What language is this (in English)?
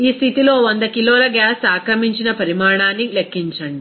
Telugu